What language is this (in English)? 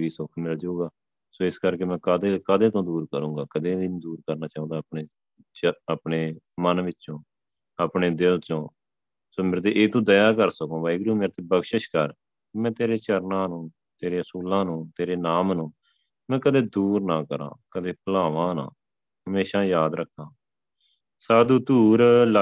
Punjabi